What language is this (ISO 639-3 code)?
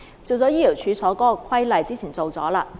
yue